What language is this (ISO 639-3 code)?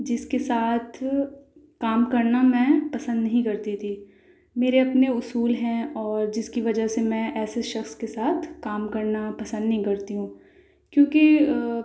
urd